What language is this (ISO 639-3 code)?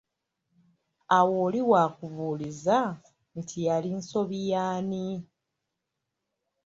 lug